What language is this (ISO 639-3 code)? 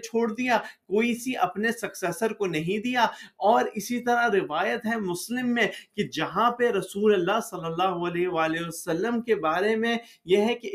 urd